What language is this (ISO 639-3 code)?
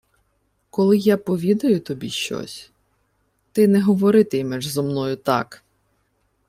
ukr